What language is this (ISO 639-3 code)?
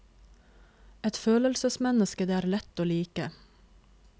nor